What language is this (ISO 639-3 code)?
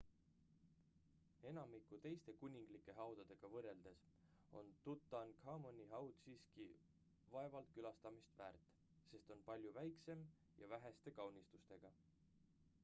est